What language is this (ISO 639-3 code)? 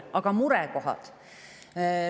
est